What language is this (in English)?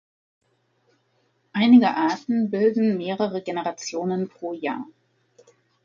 German